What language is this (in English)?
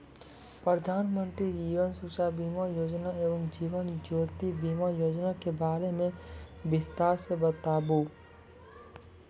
Maithili